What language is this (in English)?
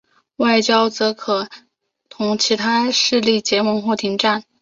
Chinese